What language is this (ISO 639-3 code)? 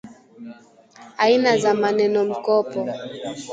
swa